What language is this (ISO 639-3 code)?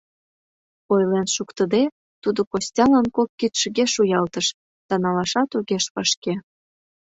chm